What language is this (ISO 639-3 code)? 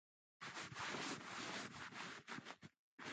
qxw